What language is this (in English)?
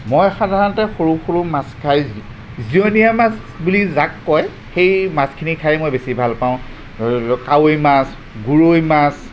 Assamese